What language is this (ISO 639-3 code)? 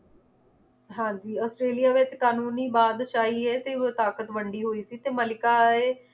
pan